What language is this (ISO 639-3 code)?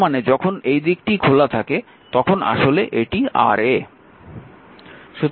ben